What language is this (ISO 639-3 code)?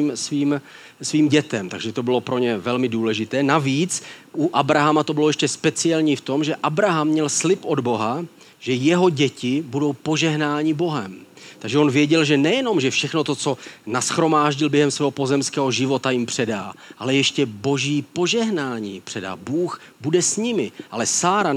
ces